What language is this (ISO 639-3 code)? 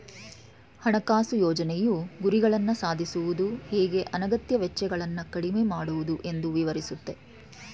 kan